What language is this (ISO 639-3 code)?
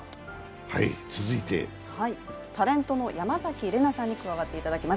jpn